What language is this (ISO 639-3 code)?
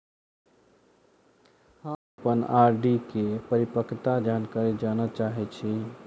mai